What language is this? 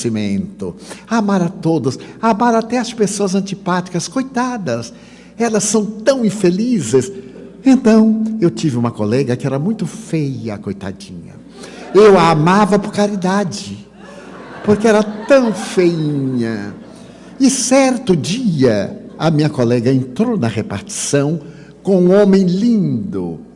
Portuguese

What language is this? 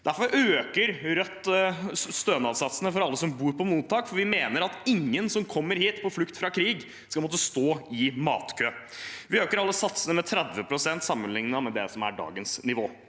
Norwegian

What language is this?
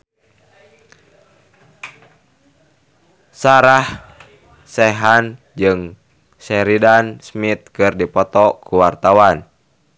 Sundanese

